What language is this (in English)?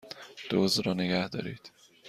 Persian